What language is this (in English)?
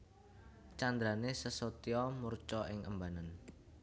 Javanese